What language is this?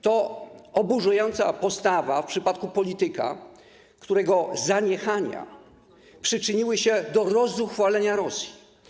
Polish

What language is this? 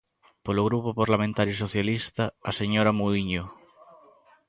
Galician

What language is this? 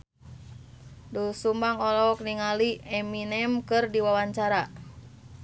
Sundanese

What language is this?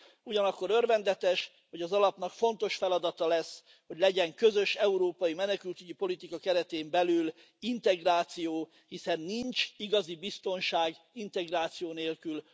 Hungarian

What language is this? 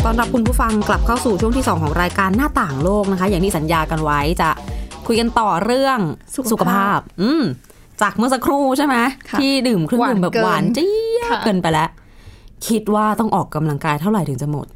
Thai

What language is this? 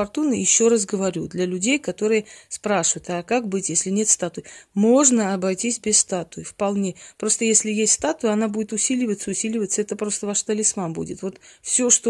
Russian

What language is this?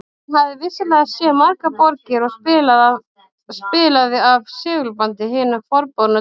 Icelandic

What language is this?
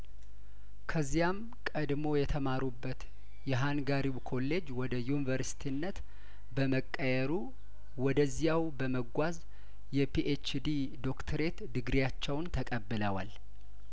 Amharic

